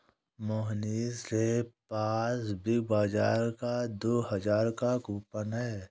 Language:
Hindi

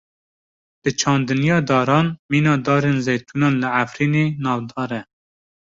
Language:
Kurdish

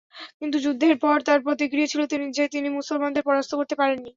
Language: Bangla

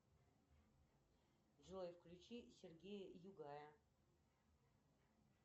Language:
Russian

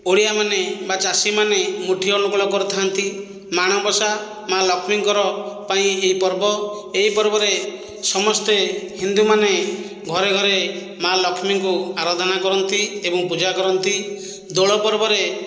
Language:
Odia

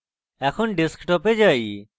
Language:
Bangla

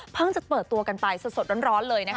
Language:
Thai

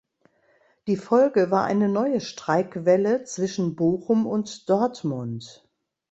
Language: German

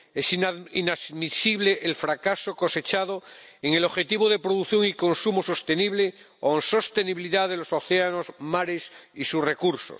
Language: Spanish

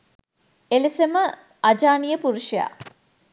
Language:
Sinhala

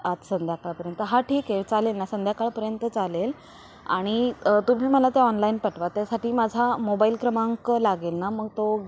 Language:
Marathi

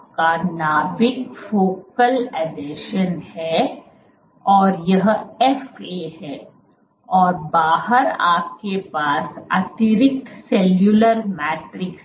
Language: Hindi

